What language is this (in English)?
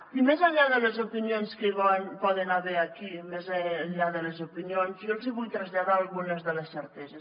Catalan